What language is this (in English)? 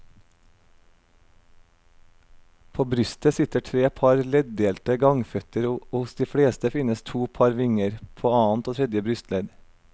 Norwegian